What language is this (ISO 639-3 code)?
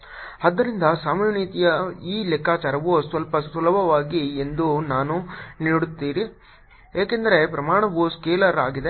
kan